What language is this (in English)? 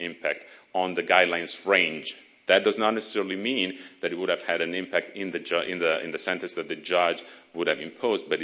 English